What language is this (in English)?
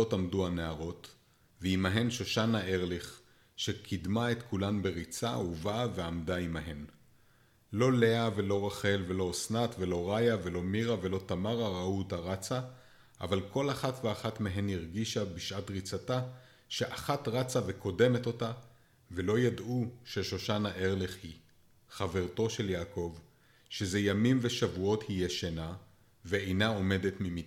Hebrew